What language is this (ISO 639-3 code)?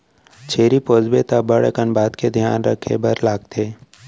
hne